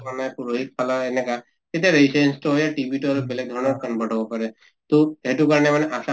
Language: Assamese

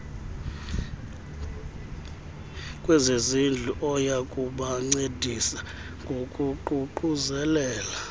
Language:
Xhosa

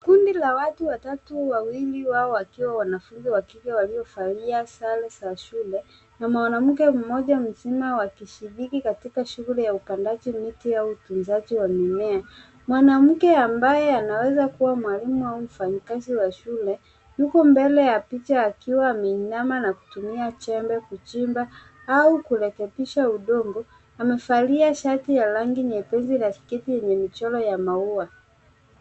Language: Swahili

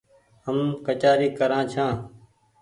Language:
Goaria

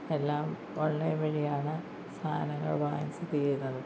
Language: Malayalam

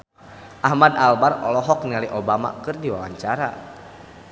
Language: Sundanese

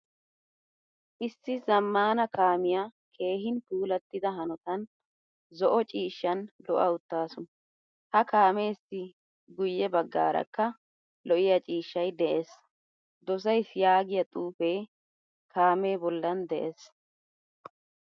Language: Wolaytta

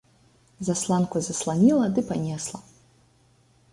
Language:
Belarusian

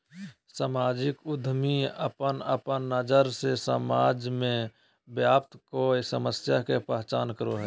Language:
Magahi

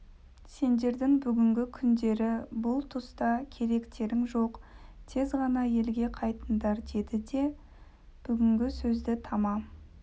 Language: Kazakh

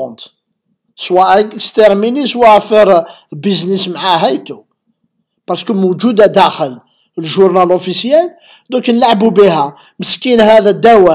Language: Arabic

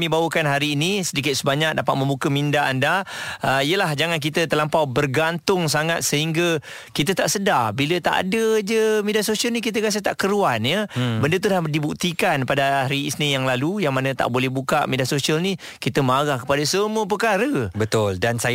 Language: Malay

